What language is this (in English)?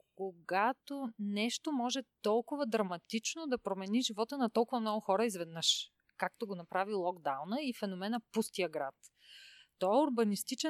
Bulgarian